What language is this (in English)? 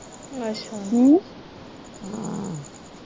Punjabi